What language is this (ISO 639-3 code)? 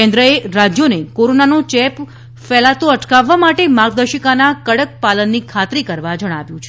guj